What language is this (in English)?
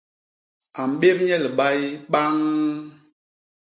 Basaa